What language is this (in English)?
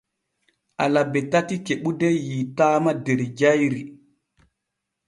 Borgu Fulfulde